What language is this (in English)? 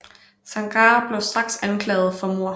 Danish